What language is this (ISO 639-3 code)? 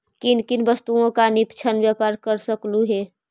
mag